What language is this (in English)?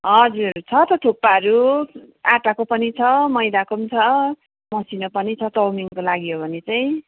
Nepali